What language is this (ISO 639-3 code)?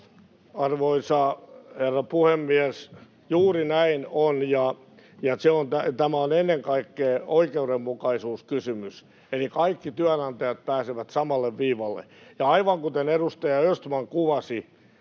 fin